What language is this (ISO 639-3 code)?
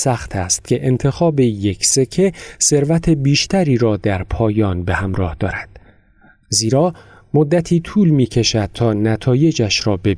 fas